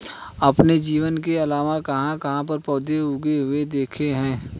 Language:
Hindi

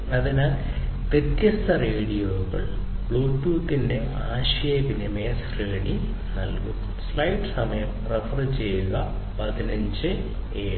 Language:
Malayalam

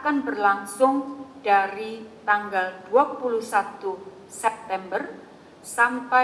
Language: Indonesian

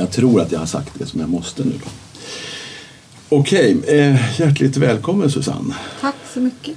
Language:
Swedish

